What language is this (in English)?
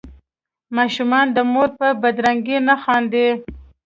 Pashto